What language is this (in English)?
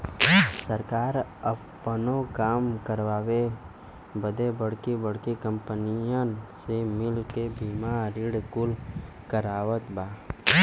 Bhojpuri